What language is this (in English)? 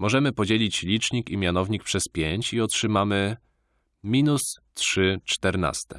Polish